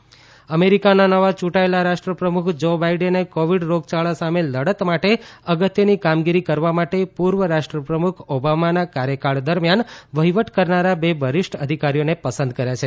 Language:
Gujarati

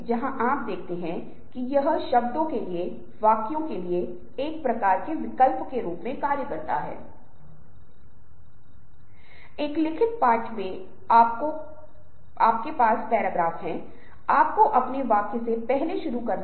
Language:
Hindi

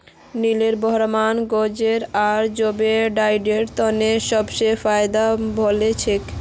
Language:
Magahi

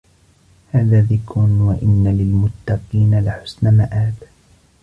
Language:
Arabic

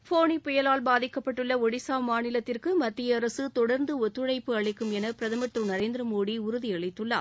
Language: Tamil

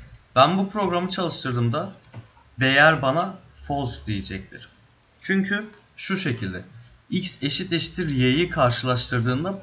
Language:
Turkish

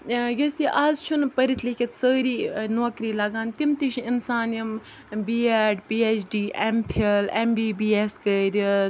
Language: Kashmiri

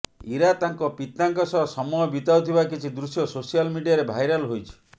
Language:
Odia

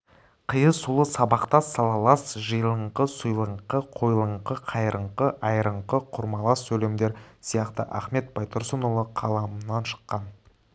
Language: Kazakh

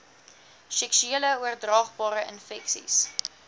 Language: Afrikaans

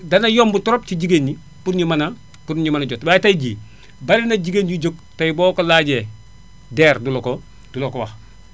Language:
Wolof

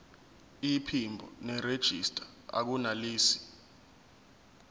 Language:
Zulu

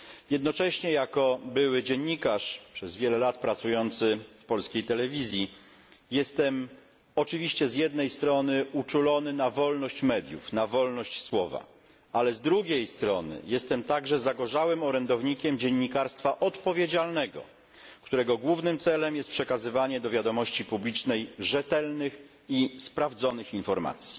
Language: Polish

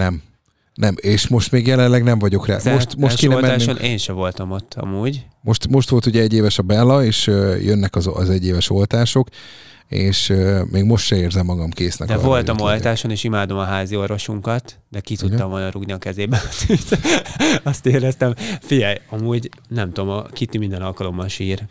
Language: Hungarian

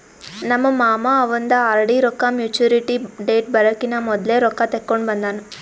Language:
Kannada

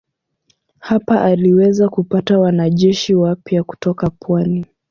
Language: Swahili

